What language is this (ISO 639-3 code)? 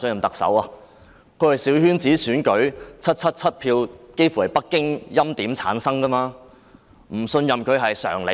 yue